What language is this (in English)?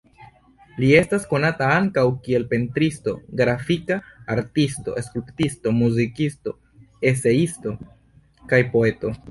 Esperanto